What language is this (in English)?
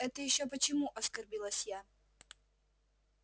Russian